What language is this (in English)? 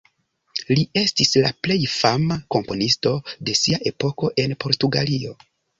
Esperanto